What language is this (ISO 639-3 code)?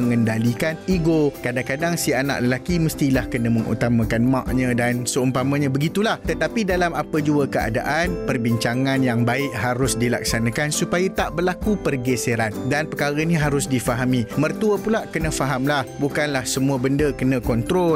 msa